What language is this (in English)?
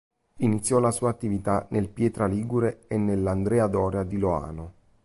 Italian